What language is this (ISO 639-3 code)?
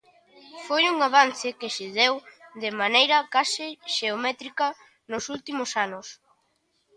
glg